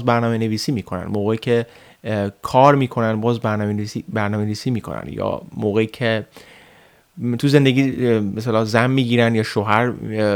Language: Persian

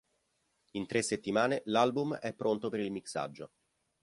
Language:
Italian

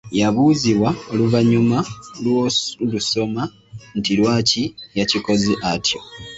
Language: Ganda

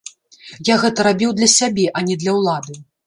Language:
Belarusian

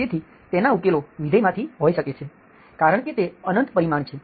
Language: Gujarati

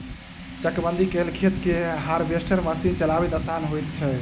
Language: Maithili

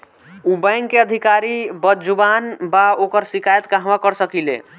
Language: Bhojpuri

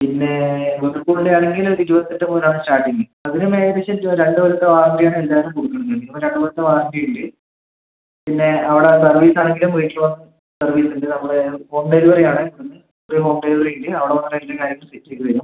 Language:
Malayalam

